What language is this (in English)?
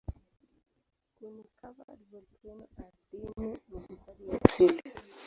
Swahili